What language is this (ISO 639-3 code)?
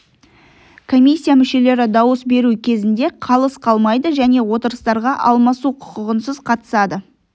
kaz